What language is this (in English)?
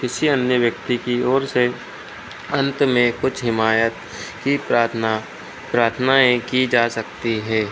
Hindi